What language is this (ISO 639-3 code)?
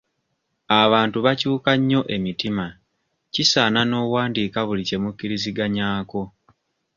lug